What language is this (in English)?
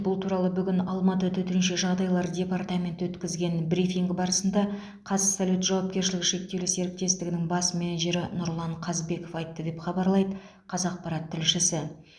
Kazakh